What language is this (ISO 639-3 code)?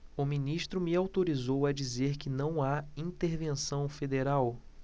por